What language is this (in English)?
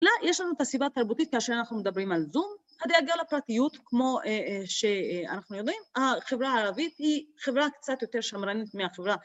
Hebrew